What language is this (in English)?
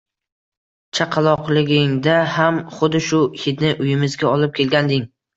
Uzbek